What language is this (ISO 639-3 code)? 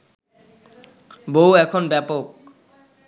ben